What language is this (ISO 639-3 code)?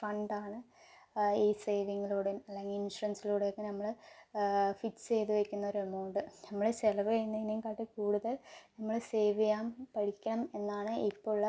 mal